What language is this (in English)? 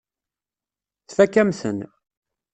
Kabyle